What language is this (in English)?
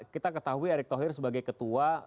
Indonesian